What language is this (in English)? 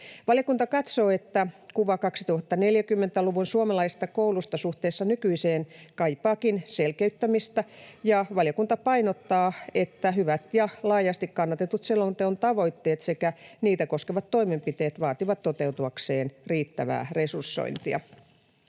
Finnish